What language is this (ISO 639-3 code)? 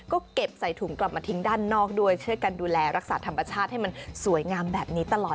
tha